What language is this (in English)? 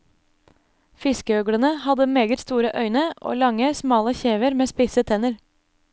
Norwegian